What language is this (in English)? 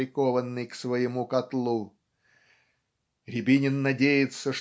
Russian